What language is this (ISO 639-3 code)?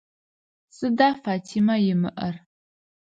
ady